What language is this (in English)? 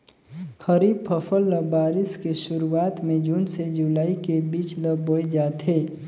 Chhattisgarhi